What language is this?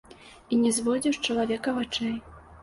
Belarusian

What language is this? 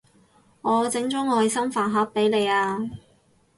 Cantonese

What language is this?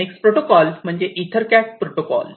Marathi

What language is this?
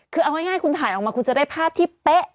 Thai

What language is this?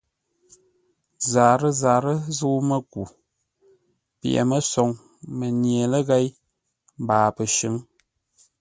Ngombale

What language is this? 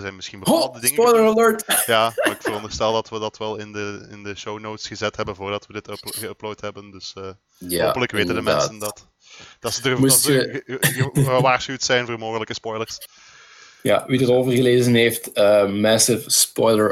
Dutch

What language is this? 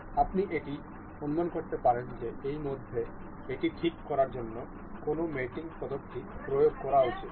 Bangla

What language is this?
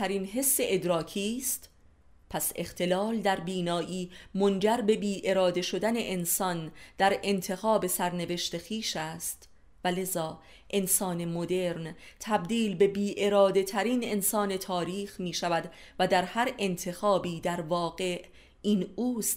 Persian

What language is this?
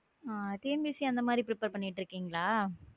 Tamil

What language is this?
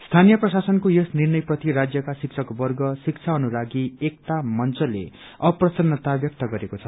Nepali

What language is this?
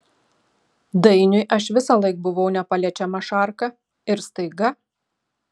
Lithuanian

